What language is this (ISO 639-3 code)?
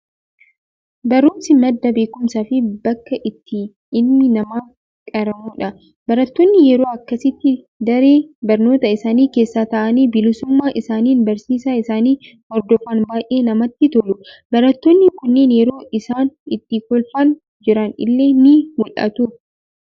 orm